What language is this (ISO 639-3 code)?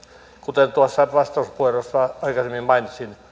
fin